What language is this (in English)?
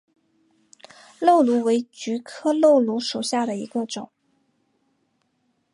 Chinese